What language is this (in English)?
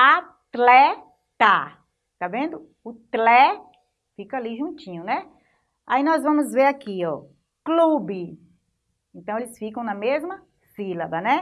Portuguese